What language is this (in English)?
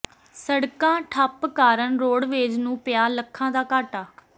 Punjabi